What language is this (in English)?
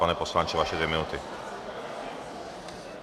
Czech